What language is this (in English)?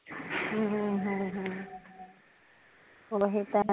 Punjabi